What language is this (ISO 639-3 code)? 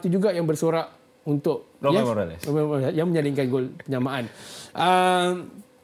msa